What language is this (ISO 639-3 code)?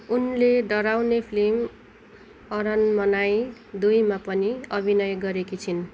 nep